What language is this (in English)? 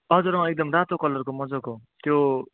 Nepali